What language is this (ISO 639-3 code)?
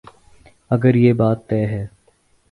urd